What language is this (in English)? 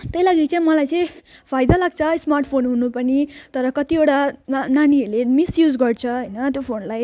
Nepali